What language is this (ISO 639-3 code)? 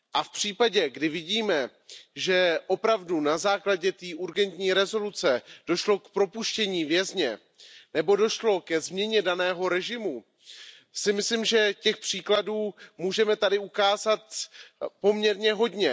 ces